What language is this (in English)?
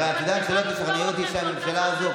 Hebrew